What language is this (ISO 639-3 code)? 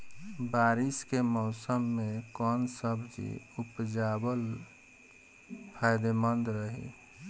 bho